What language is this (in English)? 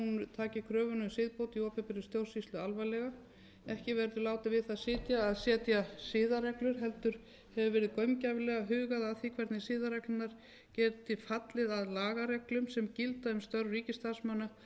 Icelandic